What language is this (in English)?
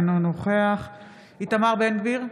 Hebrew